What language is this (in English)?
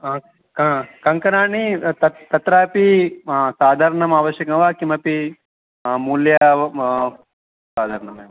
Sanskrit